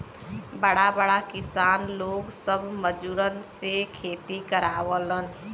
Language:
Bhojpuri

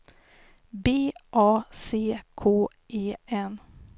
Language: Swedish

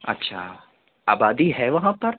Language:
Urdu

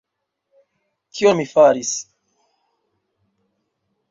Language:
Esperanto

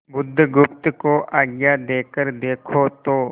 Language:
Hindi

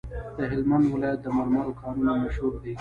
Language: Pashto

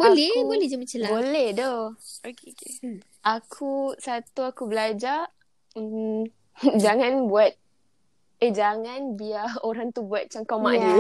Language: Malay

